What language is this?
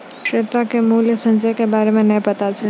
Maithili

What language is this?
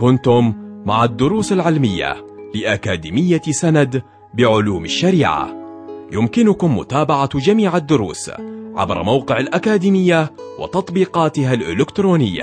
Arabic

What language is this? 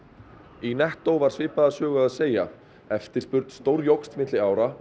Icelandic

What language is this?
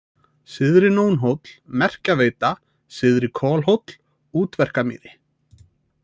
Icelandic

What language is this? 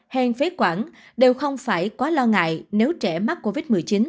Vietnamese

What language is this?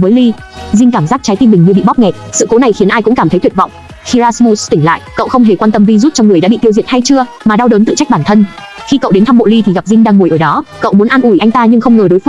Vietnamese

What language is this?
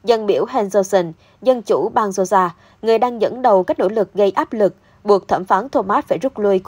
Vietnamese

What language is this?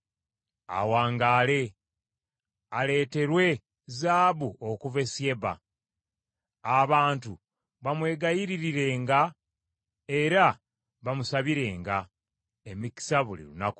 Ganda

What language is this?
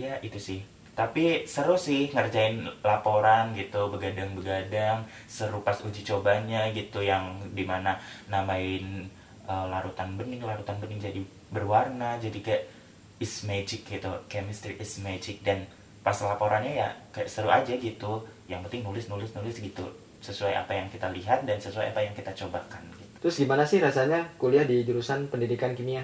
Indonesian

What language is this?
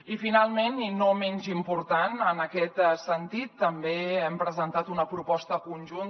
Catalan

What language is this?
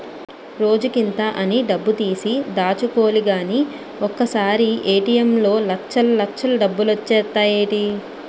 Telugu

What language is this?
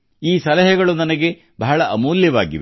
Kannada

